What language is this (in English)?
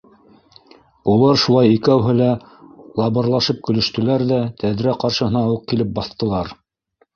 Bashkir